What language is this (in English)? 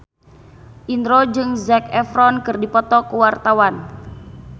Sundanese